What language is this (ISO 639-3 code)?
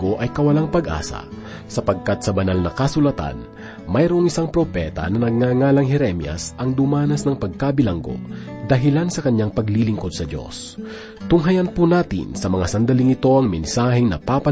fil